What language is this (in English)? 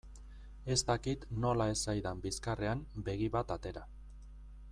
Basque